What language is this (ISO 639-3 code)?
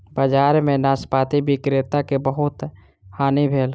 mai